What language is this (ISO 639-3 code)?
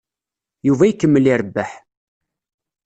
kab